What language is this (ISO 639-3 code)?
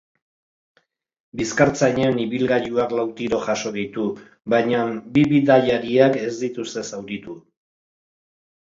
eus